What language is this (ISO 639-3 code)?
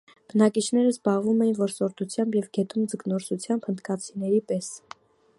hye